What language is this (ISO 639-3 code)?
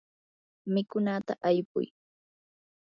qur